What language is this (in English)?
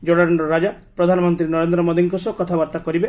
Odia